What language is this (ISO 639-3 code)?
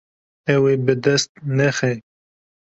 kur